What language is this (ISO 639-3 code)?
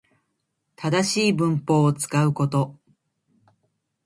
jpn